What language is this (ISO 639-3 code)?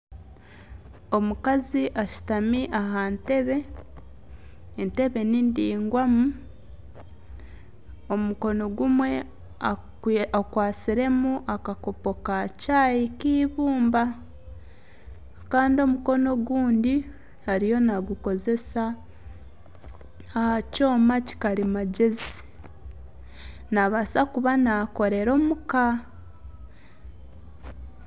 nyn